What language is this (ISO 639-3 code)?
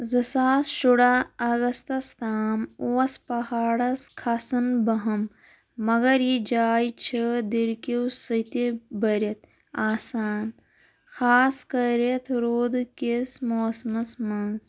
kas